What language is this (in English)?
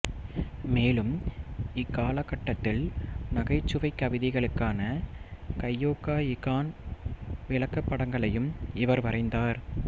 Tamil